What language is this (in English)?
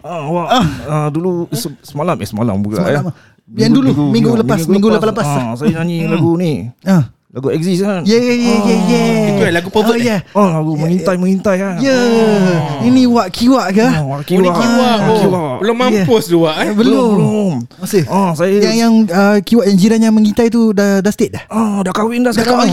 Malay